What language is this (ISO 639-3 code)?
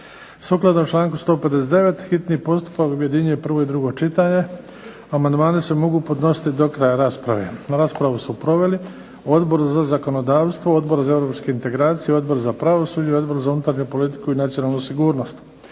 hrv